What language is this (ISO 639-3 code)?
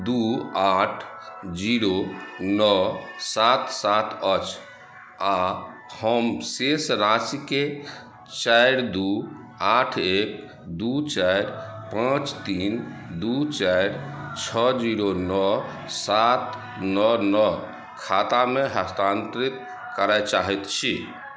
mai